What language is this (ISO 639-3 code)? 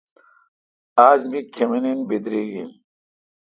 xka